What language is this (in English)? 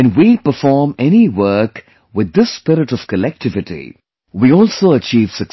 English